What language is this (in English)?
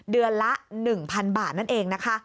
Thai